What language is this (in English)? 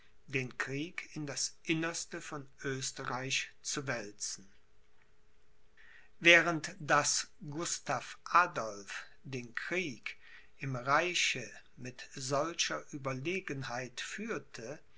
German